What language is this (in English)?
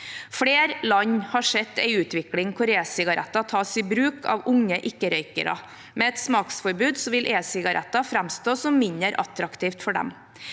Norwegian